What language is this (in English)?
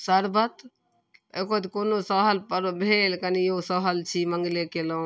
Maithili